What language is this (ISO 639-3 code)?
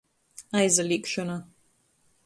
ltg